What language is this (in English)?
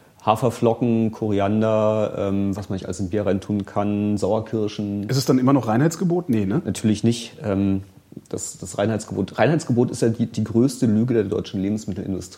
German